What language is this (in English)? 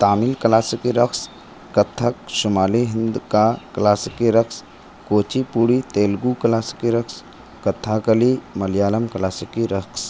Urdu